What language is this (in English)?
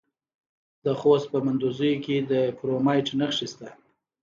Pashto